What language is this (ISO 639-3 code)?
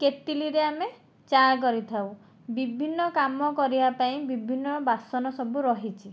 ori